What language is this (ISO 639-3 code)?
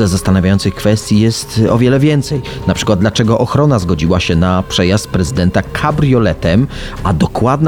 pol